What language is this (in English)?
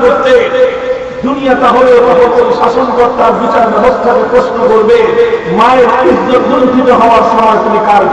Turkish